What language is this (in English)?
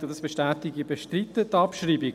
Swiss German